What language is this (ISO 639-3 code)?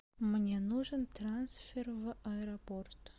rus